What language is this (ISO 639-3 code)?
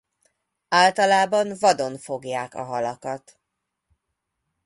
hun